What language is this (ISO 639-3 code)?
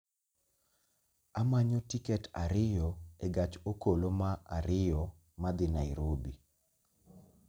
luo